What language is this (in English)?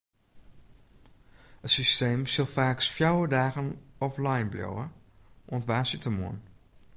Western Frisian